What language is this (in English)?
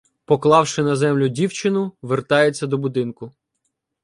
Ukrainian